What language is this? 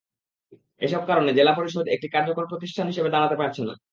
Bangla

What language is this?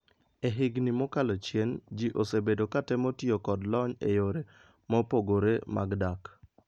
Luo (Kenya and Tanzania)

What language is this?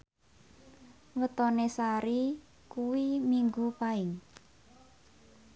Javanese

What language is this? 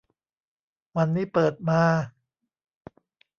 Thai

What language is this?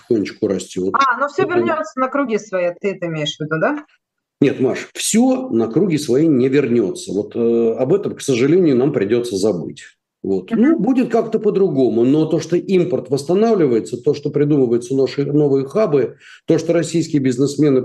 Russian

